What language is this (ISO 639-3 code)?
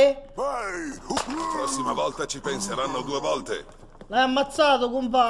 ita